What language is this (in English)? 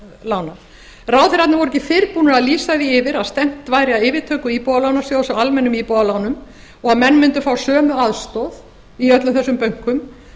Icelandic